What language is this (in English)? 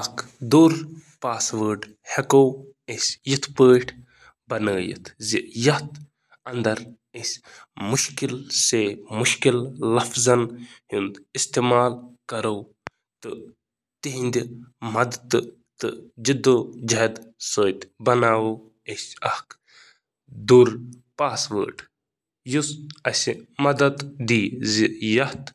Kashmiri